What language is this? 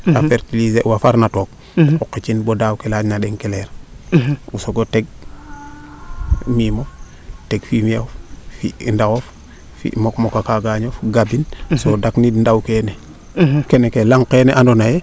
Serer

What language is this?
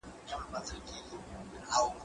Pashto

